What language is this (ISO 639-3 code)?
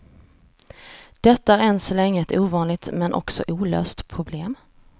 swe